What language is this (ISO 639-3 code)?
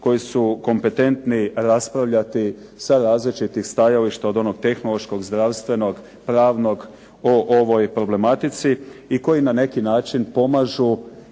hrv